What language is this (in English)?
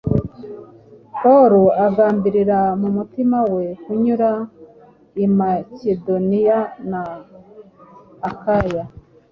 Kinyarwanda